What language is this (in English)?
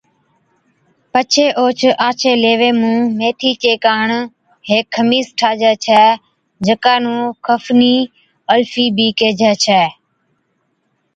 Od